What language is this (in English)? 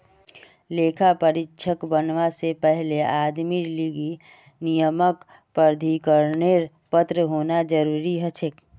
Magahi